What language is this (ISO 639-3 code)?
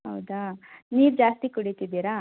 kan